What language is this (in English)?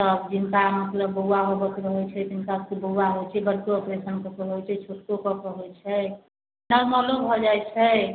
Maithili